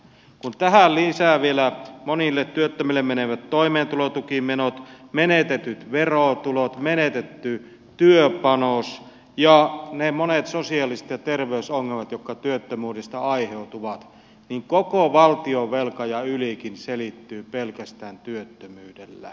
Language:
Finnish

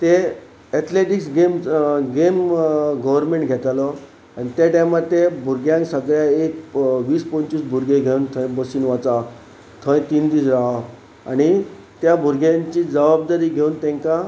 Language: Konkani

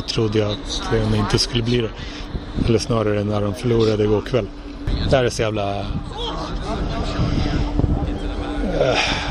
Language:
Swedish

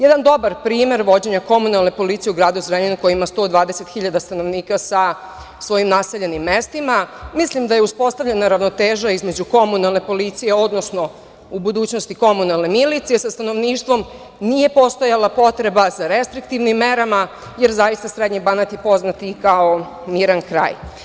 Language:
Serbian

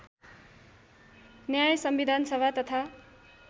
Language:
Nepali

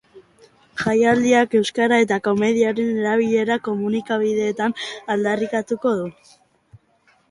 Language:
Basque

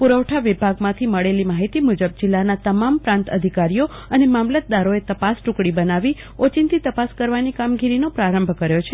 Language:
Gujarati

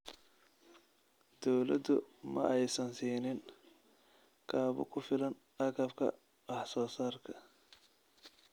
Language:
Somali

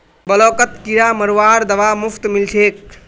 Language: Magahi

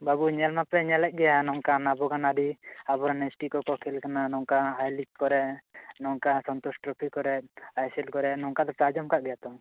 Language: Santali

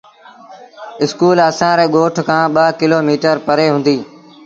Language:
Sindhi Bhil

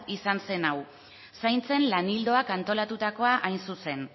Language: Basque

